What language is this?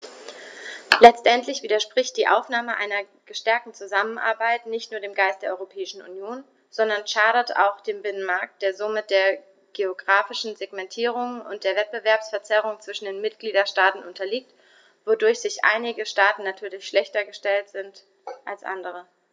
German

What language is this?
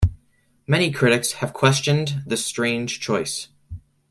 English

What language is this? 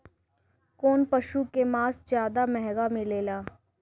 Bhojpuri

